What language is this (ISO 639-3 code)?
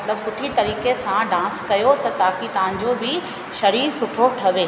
snd